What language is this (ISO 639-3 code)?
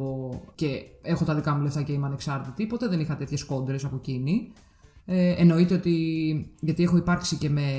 ell